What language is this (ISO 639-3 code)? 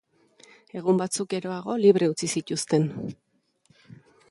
eus